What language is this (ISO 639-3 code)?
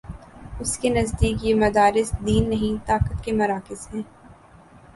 urd